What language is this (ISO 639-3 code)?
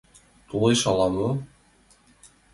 chm